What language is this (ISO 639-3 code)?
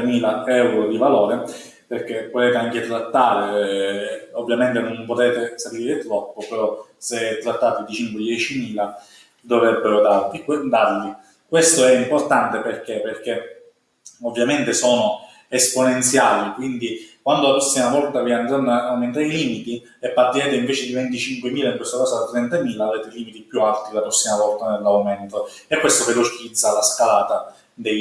ita